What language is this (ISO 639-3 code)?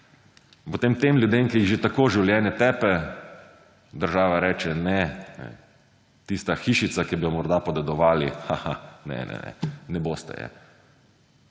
slv